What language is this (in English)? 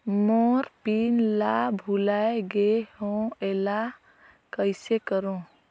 Chhattisgarhi